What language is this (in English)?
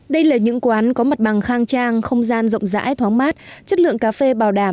Vietnamese